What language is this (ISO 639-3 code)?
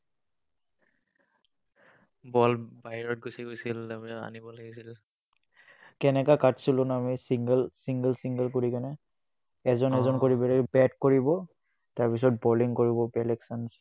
asm